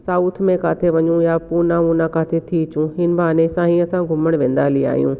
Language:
Sindhi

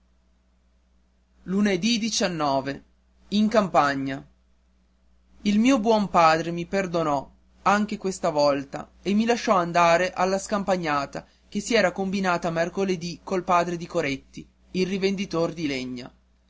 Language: Italian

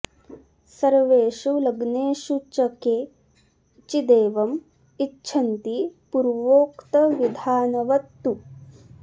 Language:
Sanskrit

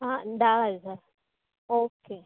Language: Konkani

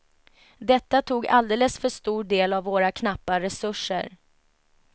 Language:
Swedish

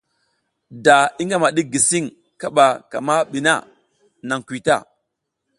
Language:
South Giziga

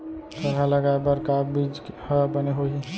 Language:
Chhattisgarhi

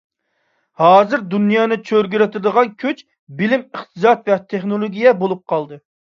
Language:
Uyghur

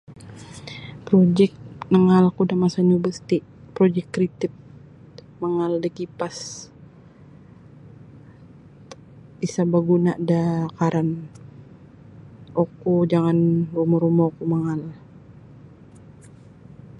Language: Sabah Bisaya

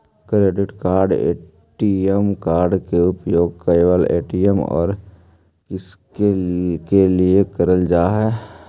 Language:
Magahi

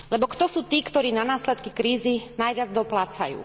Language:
Slovak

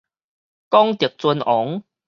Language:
Min Nan Chinese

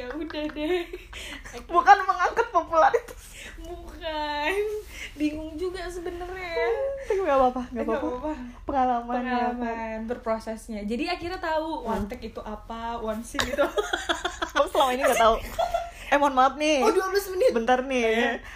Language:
Indonesian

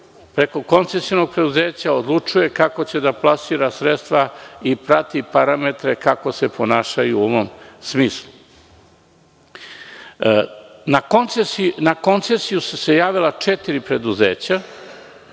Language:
Serbian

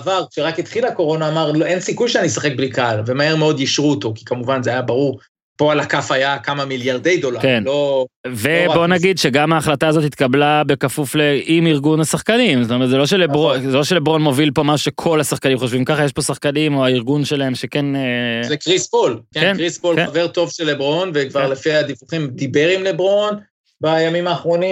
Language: Hebrew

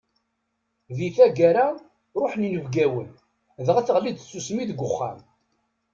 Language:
Kabyle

